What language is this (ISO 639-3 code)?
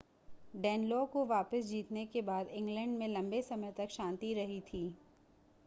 hin